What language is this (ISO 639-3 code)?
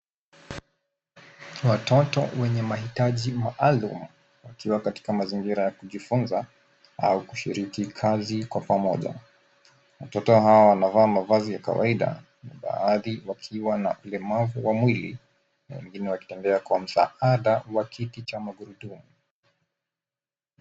swa